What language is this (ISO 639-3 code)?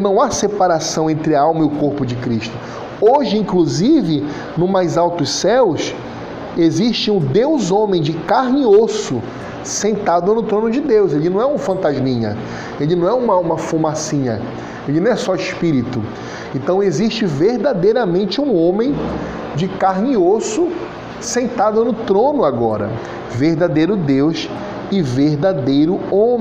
por